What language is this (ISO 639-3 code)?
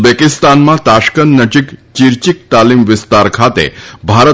guj